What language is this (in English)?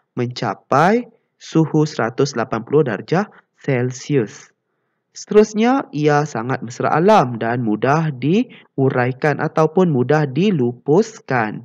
Malay